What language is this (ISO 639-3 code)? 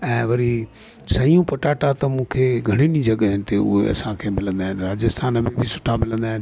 snd